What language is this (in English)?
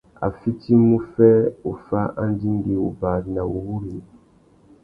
Tuki